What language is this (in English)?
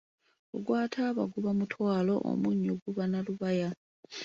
Ganda